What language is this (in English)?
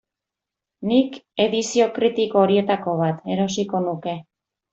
Basque